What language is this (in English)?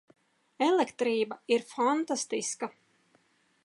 Latvian